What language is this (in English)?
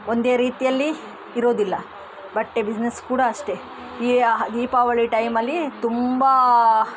Kannada